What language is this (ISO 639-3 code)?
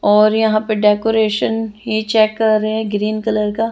hin